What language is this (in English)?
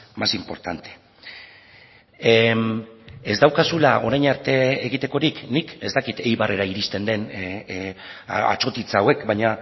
Basque